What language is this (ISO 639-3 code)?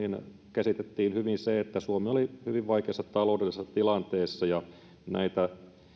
fin